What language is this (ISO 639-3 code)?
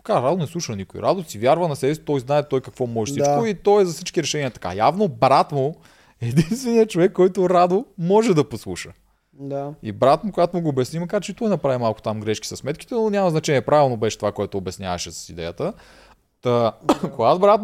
bul